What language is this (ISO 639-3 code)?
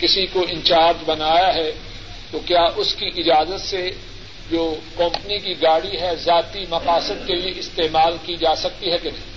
urd